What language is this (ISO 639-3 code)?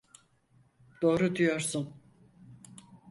tur